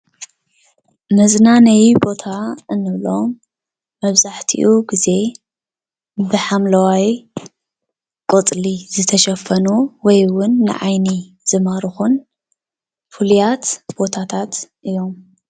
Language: Tigrinya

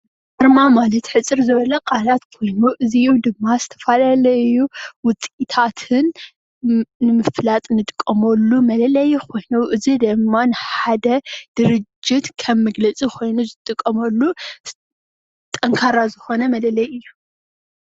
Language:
Tigrinya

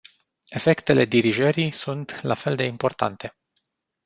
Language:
Romanian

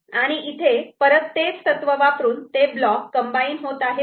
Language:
Marathi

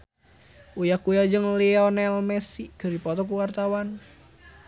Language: Sundanese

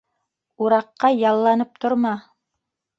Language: Bashkir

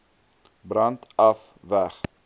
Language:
Afrikaans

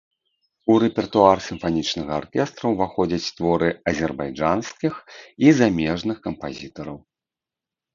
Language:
Belarusian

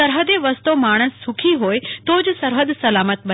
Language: Gujarati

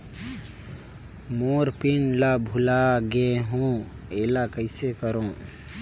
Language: Chhattisgarhi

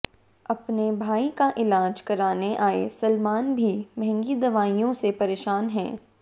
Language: Hindi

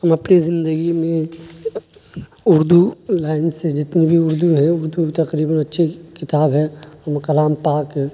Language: Urdu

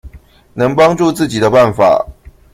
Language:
Chinese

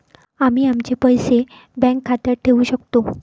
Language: Marathi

